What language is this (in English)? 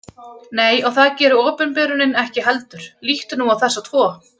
Icelandic